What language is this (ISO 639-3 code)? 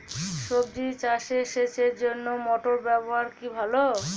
ben